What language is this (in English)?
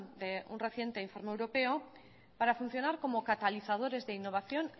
Spanish